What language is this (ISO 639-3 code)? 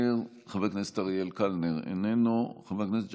heb